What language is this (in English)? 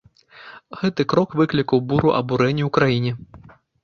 Belarusian